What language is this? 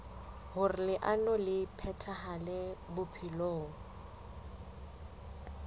Southern Sotho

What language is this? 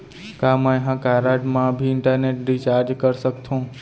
Chhattisgarhi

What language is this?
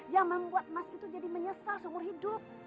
Indonesian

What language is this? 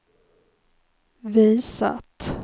Swedish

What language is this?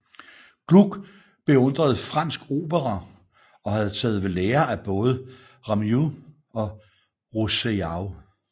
Danish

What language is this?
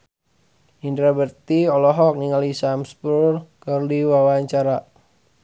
Sundanese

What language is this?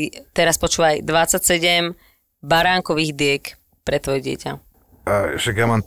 Slovak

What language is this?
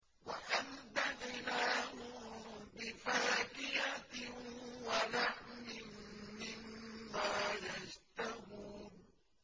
Arabic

